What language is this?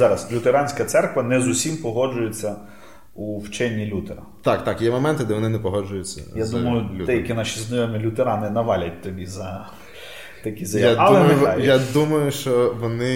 Ukrainian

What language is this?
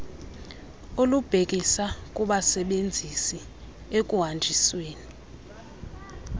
Xhosa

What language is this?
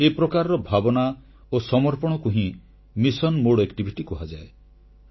Odia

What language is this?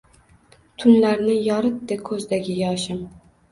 Uzbek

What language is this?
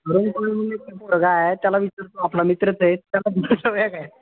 Marathi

